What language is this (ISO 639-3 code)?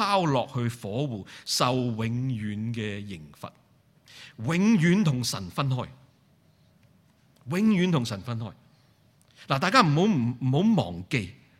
zho